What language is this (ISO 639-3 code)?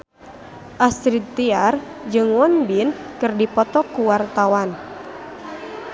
sun